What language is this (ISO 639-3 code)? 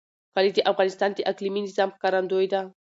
pus